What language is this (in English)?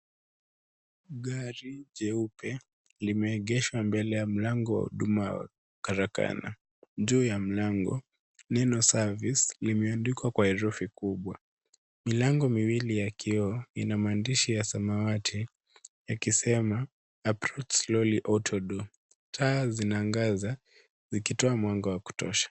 Swahili